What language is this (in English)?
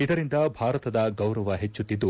Kannada